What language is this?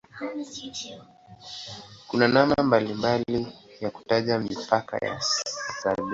Swahili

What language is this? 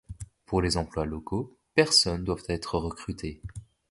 French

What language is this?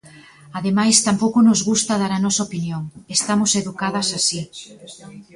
Galician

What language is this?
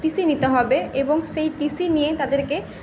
Bangla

